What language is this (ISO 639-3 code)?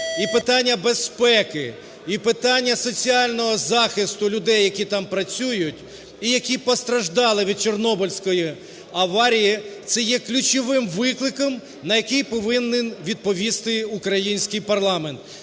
ukr